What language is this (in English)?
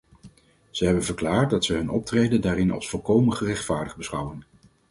Dutch